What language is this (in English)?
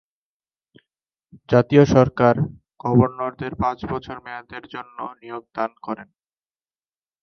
Bangla